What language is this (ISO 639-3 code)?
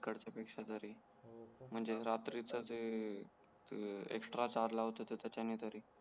mar